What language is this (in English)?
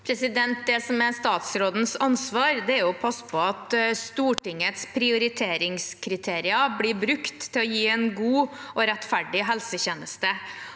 Norwegian